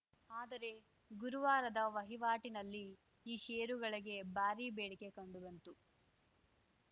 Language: Kannada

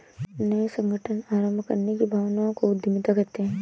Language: Hindi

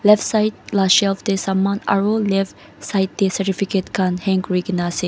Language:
Naga Pidgin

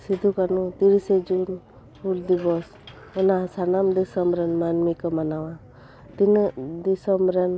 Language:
Santali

